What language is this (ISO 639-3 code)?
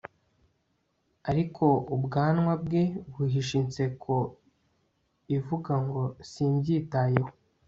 kin